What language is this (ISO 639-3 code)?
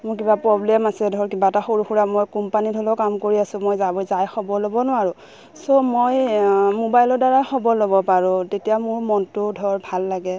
asm